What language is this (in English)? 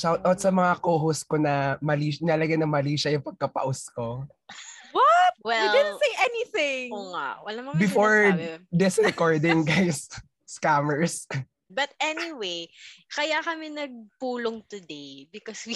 Filipino